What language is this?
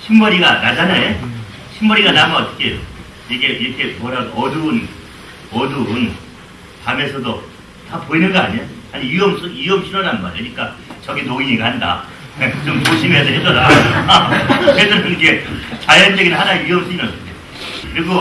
Korean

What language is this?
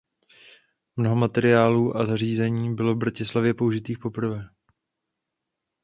Czech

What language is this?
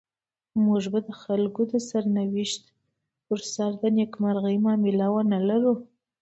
Pashto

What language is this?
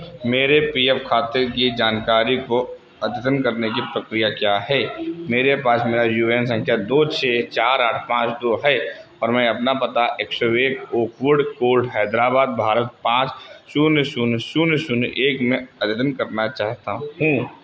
Hindi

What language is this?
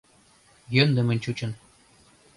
Mari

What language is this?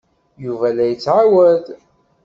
Kabyle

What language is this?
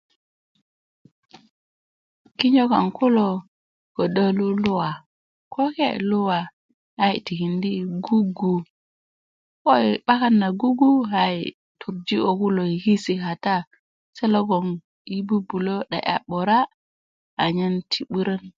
Kuku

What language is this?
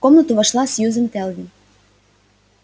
Russian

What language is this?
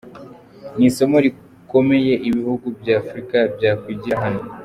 Kinyarwanda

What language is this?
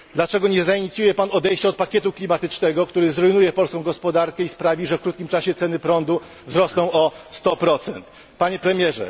Polish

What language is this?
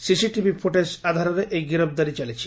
Odia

